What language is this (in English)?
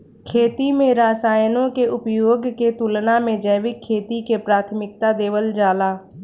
Bhojpuri